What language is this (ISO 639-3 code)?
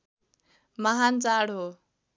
nep